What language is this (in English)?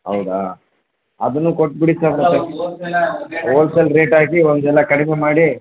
Kannada